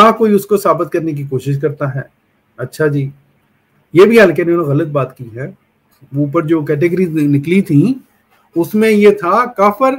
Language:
Hindi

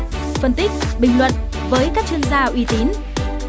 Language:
Vietnamese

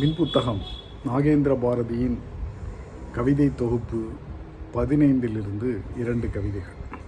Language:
Tamil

